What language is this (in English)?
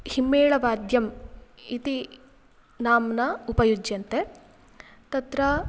Sanskrit